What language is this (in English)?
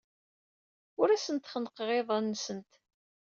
Kabyle